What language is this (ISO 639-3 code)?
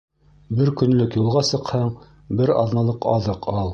bak